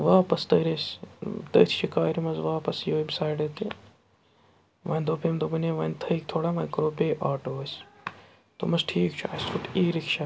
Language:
Kashmiri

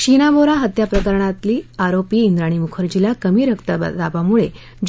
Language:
Marathi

